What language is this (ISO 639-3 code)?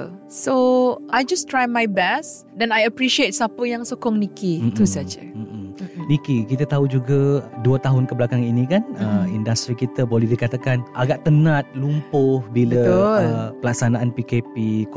msa